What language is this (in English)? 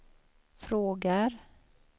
Swedish